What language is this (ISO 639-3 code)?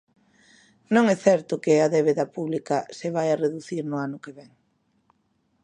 glg